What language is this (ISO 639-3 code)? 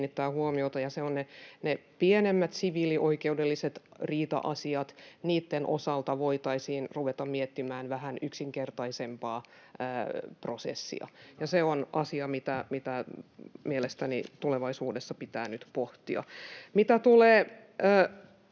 fin